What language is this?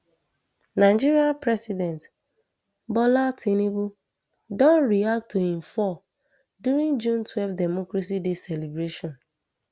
Nigerian Pidgin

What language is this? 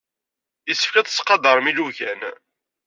Kabyle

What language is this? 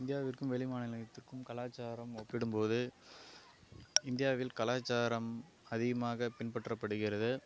Tamil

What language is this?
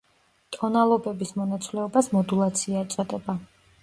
Georgian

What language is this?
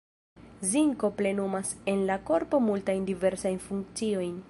Esperanto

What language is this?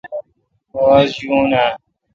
Kalkoti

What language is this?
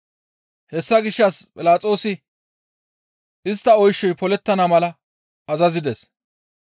Gamo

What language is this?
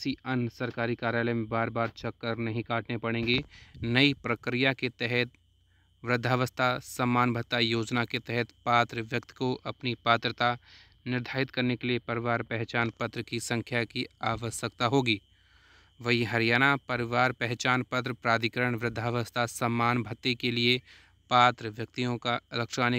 Hindi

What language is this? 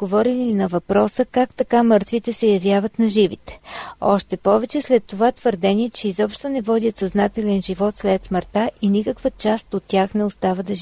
Bulgarian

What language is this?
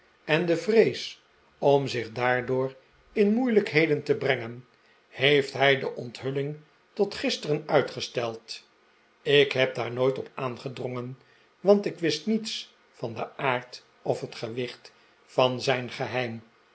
Dutch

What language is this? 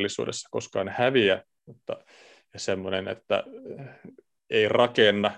Finnish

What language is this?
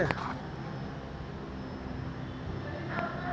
Magahi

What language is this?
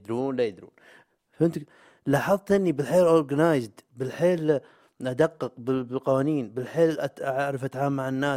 Arabic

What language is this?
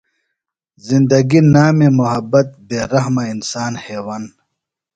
Phalura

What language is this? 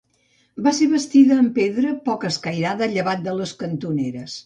Catalan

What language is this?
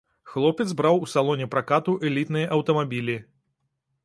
Belarusian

